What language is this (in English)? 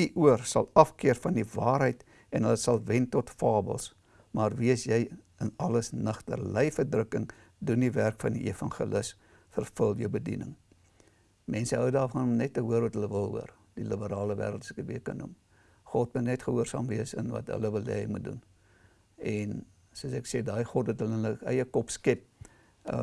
Dutch